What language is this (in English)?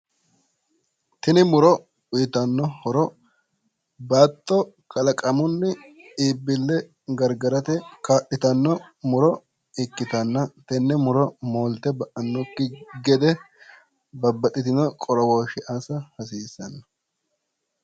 Sidamo